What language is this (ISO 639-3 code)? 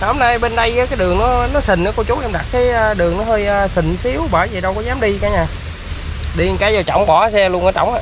vie